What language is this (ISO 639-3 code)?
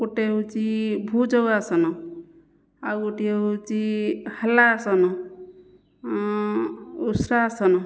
ori